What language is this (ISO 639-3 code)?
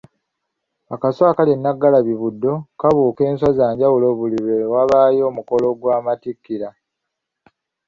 lug